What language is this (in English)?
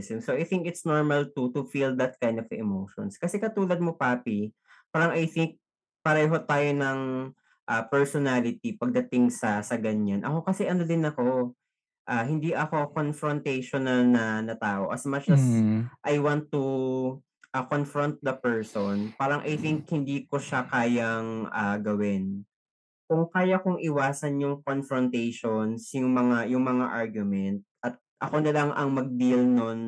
Filipino